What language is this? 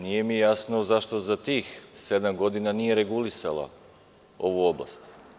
Serbian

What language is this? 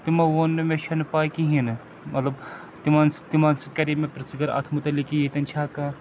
Kashmiri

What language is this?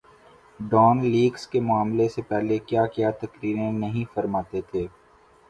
Urdu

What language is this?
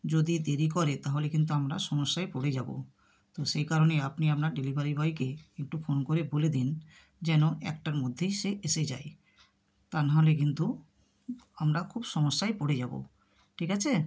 Bangla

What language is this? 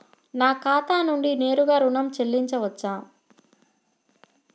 Telugu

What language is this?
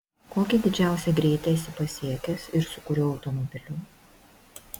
Lithuanian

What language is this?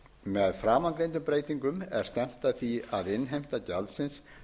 Icelandic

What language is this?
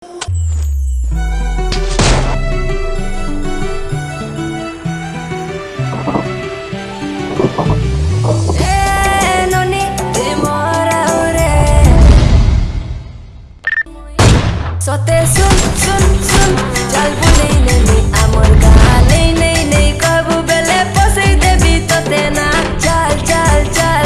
Odia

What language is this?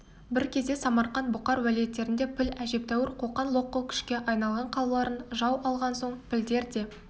Kazakh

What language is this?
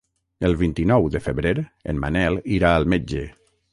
Catalan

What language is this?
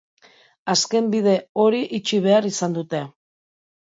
Basque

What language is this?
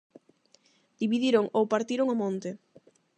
Galician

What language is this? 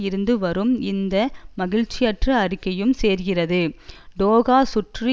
Tamil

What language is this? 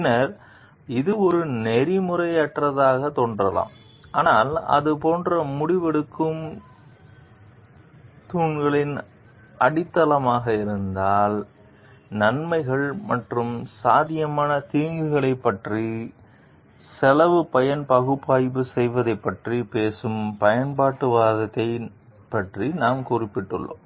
Tamil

